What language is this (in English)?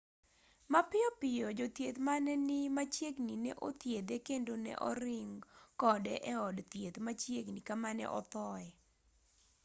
Luo (Kenya and Tanzania)